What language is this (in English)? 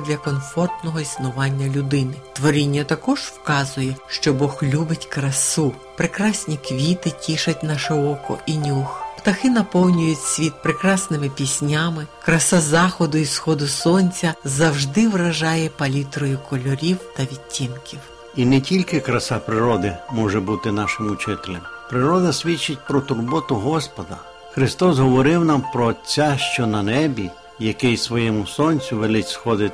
Ukrainian